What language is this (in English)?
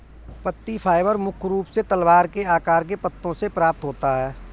Hindi